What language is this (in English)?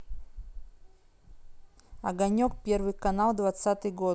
Russian